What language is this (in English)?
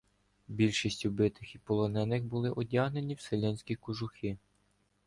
Ukrainian